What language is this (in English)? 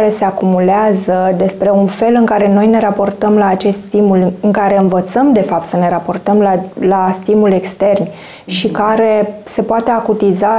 Romanian